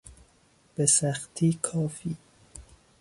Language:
Persian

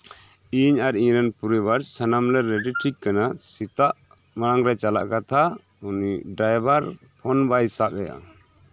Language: Santali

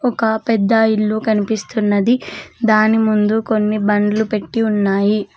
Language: Telugu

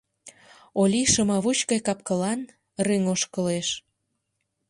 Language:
Mari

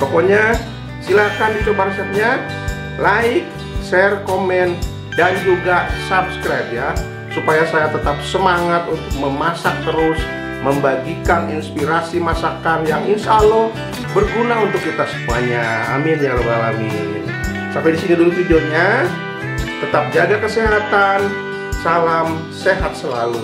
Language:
Indonesian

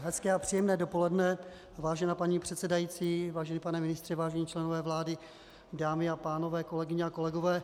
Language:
Czech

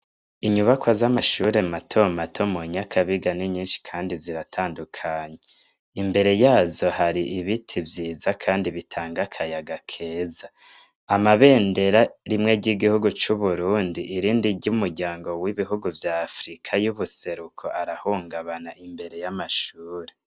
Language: Rundi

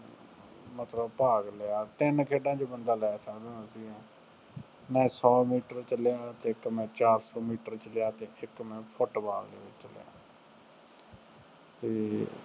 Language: Punjabi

